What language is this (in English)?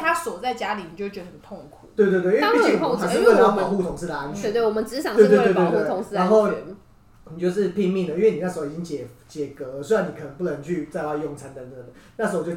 Chinese